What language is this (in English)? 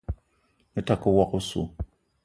Eton (Cameroon)